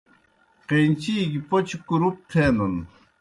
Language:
Kohistani Shina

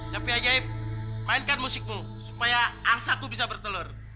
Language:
Indonesian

